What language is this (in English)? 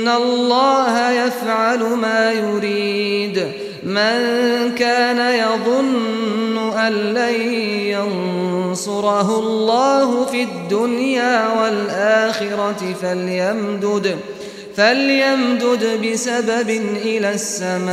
Arabic